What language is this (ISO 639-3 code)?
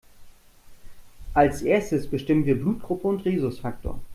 deu